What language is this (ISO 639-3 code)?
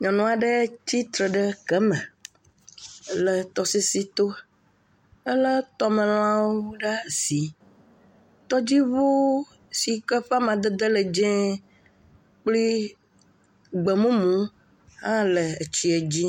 ewe